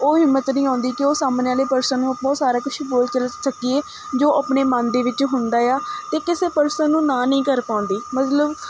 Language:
Punjabi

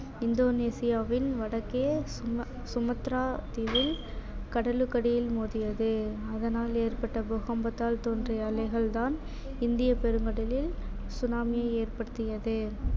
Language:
Tamil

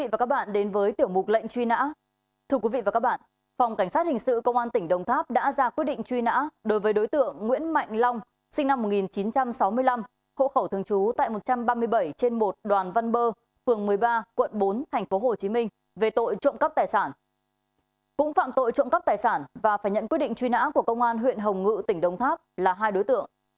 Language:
Vietnamese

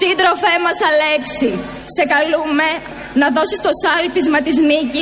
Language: Greek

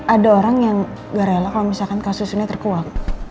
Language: Indonesian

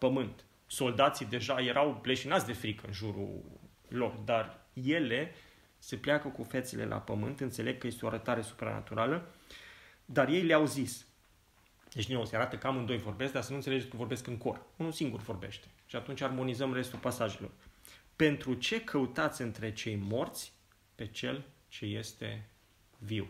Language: Romanian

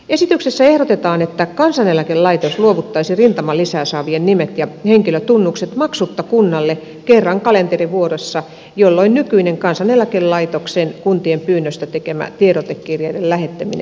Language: Finnish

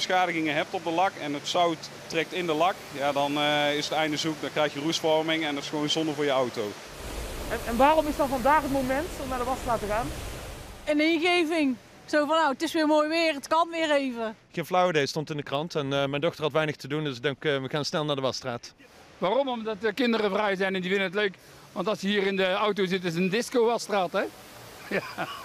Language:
Dutch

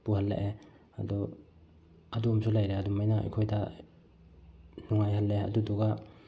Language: Manipuri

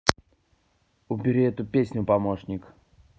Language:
Russian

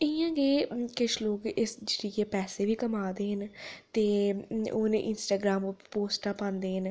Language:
Dogri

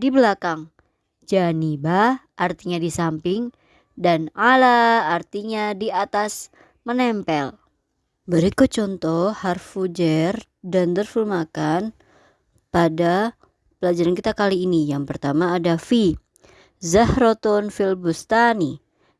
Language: Indonesian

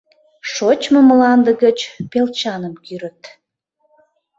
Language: Mari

